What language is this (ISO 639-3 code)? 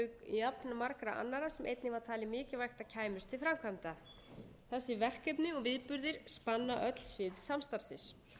isl